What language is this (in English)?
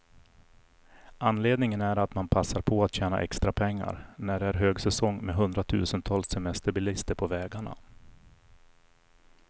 Swedish